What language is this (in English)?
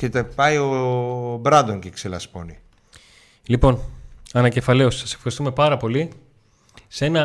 Greek